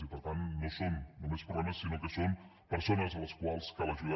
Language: Catalan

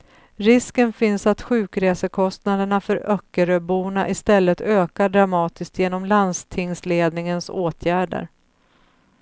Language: Swedish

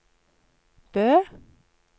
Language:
Norwegian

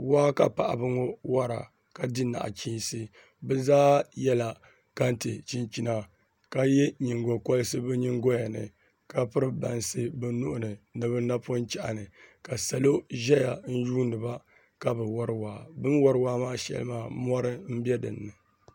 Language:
Dagbani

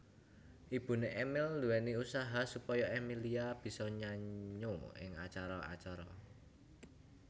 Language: Javanese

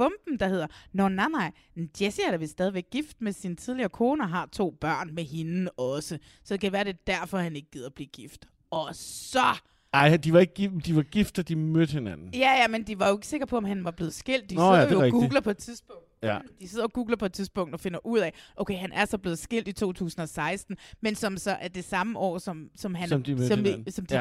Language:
Danish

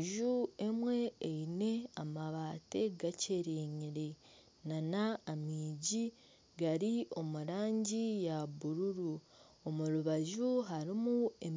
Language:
Nyankole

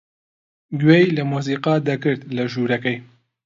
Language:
Central Kurdish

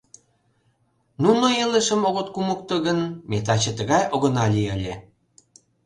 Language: Mari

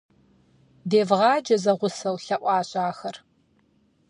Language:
Kabardian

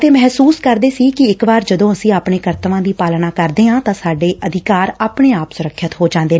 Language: Punjabi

